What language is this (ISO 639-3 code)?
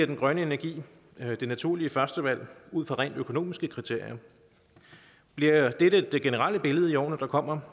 dan